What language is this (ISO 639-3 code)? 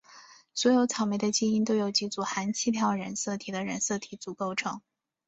zho